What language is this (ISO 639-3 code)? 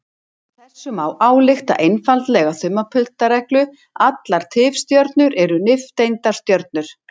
isl